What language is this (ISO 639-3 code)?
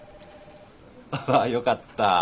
jpn